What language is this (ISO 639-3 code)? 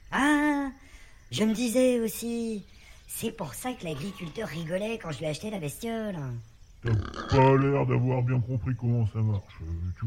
fra